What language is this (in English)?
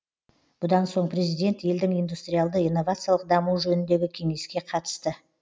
Kazakh